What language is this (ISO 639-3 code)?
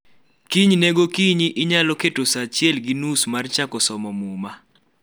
luo